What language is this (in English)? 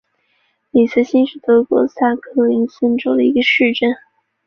Chinese